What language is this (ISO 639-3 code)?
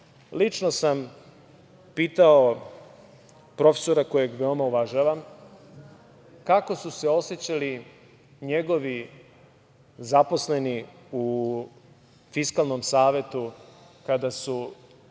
srp